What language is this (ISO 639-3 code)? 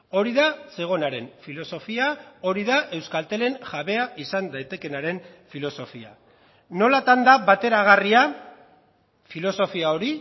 eus